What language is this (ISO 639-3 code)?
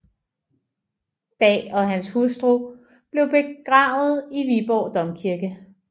dan